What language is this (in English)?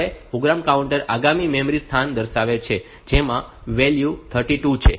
Gujarati